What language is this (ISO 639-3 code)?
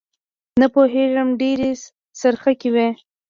pus